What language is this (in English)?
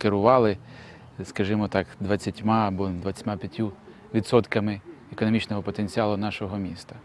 Ukrainian